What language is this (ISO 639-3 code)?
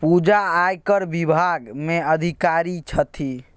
mai